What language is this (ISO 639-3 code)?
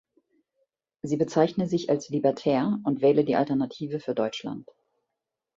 deu